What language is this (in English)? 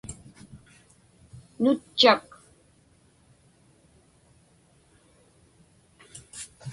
Inupiaq